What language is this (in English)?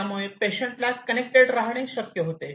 Marathi